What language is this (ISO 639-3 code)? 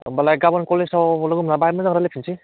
brx